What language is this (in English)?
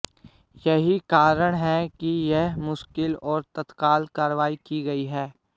Hindi